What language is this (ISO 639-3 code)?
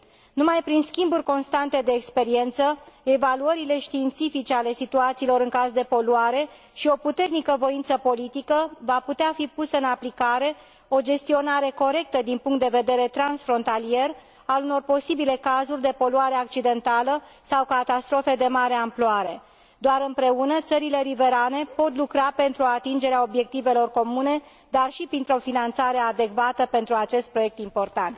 ron